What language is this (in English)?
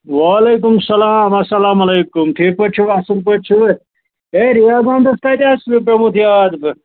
Kashmiri